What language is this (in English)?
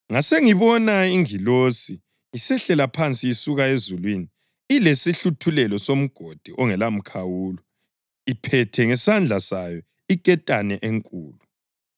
North Ndebele